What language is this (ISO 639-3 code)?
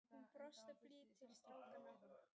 isl